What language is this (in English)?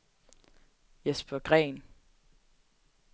Danish